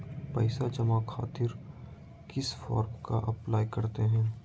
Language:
Magahi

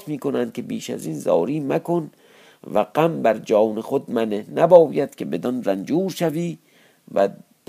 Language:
Persian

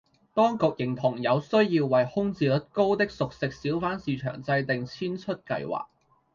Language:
Cantonese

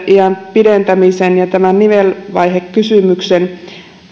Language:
Finnish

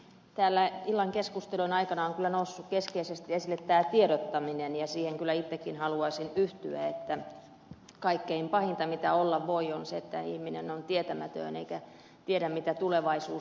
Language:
Finnish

